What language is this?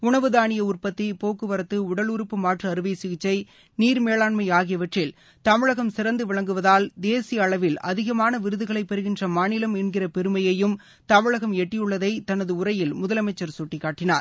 Tamil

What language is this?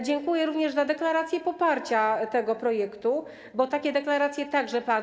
Polish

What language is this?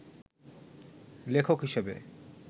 Bangla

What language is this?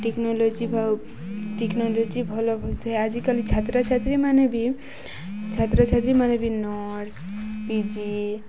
Odia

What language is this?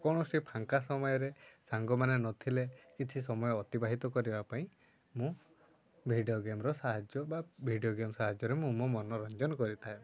Odia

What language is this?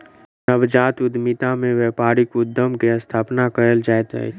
Maithili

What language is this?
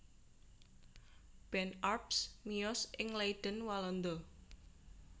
Javanese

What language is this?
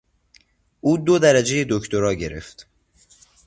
Persian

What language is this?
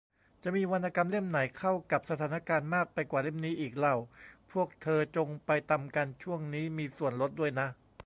Thai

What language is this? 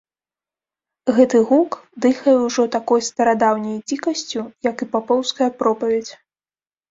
Belarusian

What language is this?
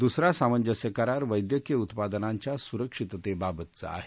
Marathi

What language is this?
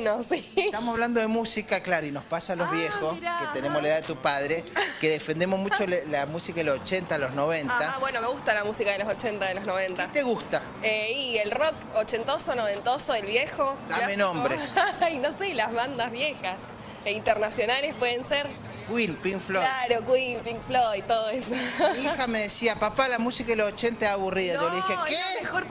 Spanish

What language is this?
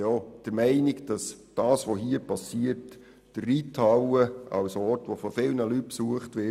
Swiss German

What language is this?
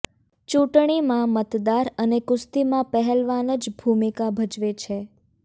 Gujarati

